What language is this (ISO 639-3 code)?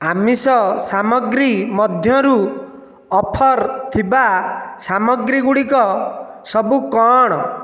ori